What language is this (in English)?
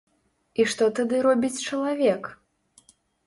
Belarusian